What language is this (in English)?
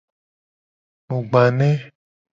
Gen